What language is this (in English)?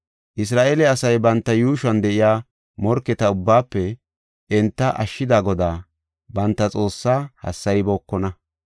Gofa